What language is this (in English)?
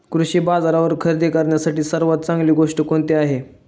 Marathi